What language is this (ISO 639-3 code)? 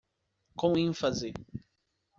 por